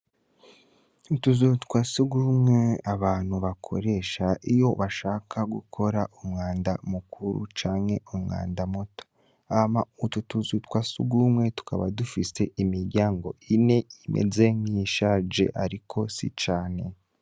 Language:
Rundi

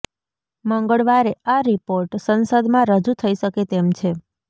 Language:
Gujarati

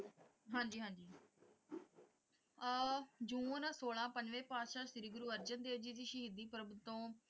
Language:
Punjabi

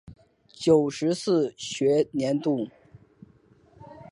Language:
Chinese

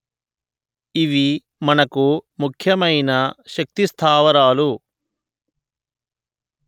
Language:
Telugu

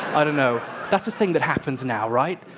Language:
English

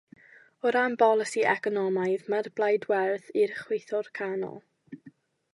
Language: Welsh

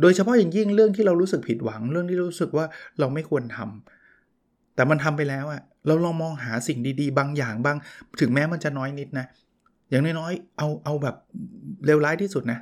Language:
Thai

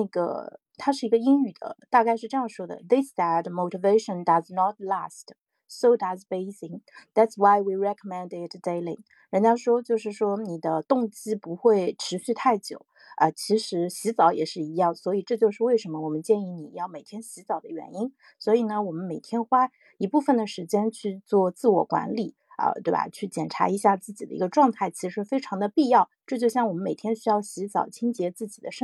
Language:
Chinese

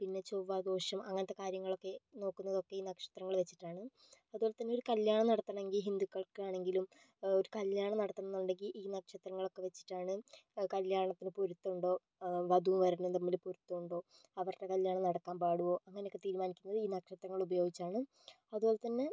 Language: Malayalam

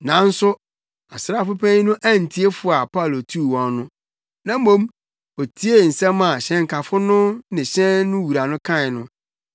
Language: Akan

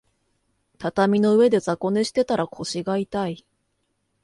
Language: Japanese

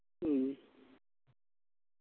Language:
Malayalam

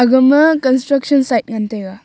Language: Wancho Naga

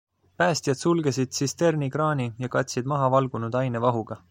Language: Estonian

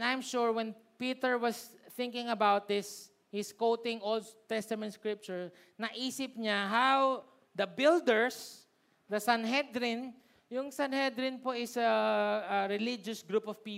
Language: Filipino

